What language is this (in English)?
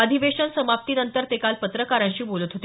Marathi